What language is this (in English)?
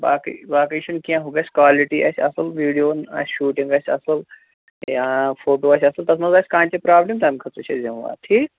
Kashmiri